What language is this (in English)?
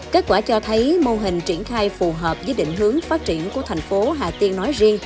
Vietnamese